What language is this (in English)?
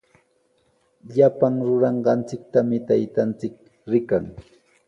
Sihuas Ancash Quechua